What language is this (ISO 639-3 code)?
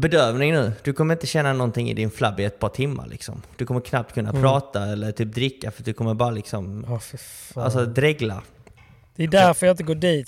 swe